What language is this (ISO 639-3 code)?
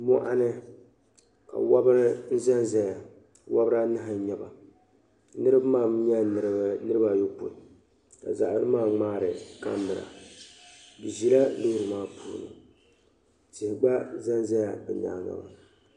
dag